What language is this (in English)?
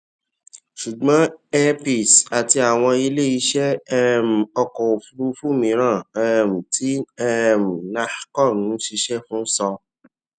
Yoruba